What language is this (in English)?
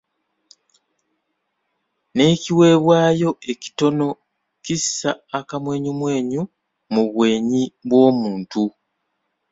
Ganda